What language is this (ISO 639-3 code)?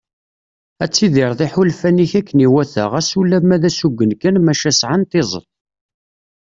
kab